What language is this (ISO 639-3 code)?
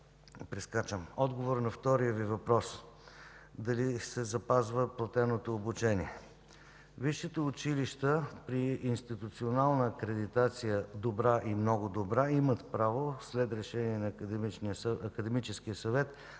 bul